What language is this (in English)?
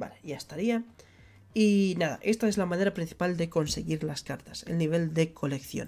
Spanish